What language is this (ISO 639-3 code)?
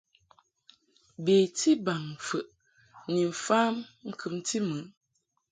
mhk